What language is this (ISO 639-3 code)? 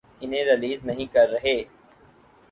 urd